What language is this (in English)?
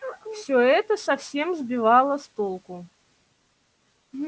Russian